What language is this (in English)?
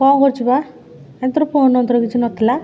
Odia